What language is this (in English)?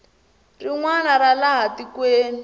Tsonga